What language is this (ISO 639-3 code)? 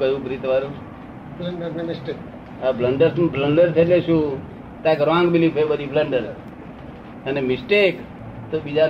guj